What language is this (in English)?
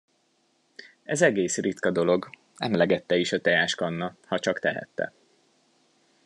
Hungarian